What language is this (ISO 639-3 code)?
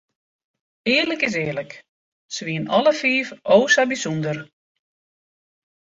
fry